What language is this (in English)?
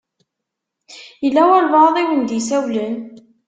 Kabyle